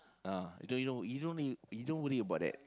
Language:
English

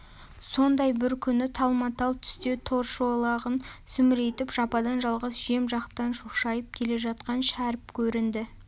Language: Kazakh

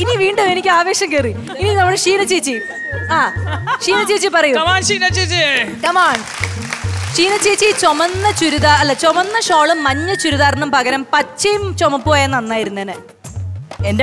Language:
Indonesian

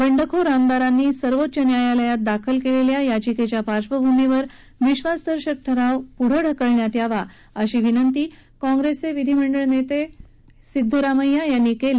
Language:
Marathi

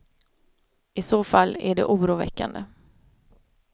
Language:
Swedish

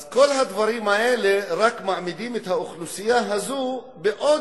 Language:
Hebrew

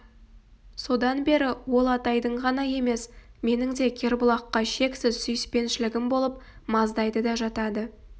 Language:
Kazakh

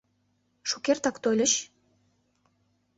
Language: Mari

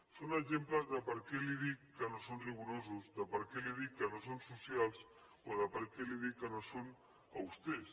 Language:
Catalan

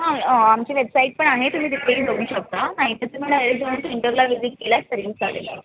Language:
Marathi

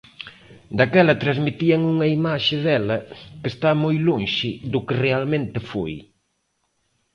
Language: Galician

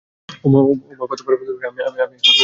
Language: Bangla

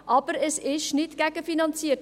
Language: Swiss German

